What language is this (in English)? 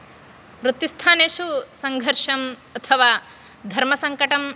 Sanskrit